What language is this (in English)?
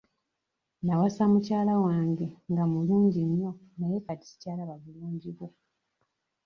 Ganda